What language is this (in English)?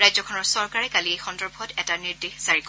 Assamese